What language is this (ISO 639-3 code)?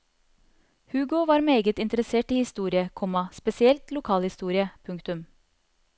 nor